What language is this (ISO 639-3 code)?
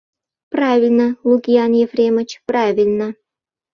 chm